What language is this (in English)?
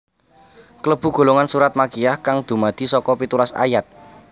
Javanese